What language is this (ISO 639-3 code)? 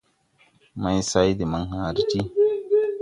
tui